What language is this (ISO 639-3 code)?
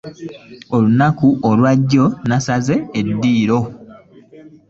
lug